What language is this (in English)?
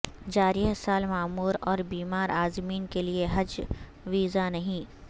Urdu